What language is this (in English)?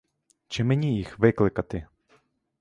Ukrainian